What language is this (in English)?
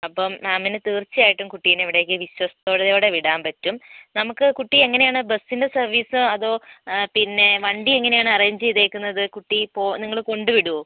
Malayalam